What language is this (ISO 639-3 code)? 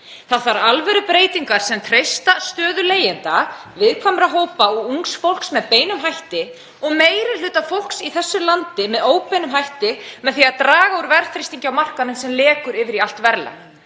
isl